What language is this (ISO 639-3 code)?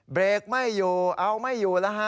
tha